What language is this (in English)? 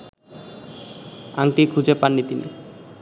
Bangla